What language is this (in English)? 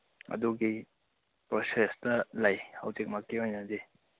Manipuri